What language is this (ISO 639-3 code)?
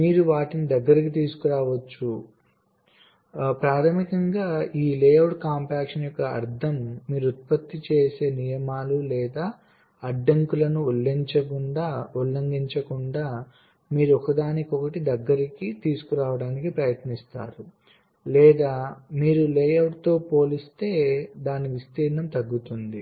tel